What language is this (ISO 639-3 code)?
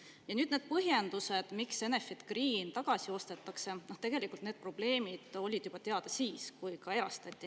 est